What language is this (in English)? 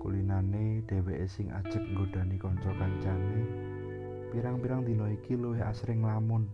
Indonesian